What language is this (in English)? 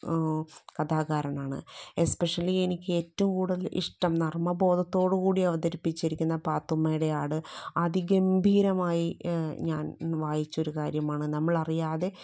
Malayalam